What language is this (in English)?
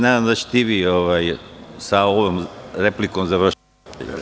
Serbian